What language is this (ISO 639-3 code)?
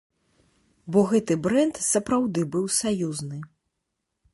bel